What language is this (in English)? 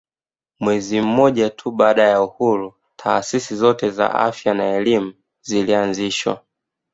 Swahili